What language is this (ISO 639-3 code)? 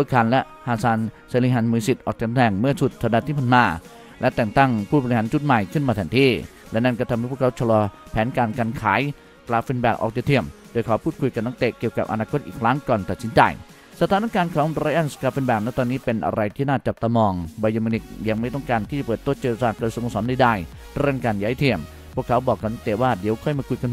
tha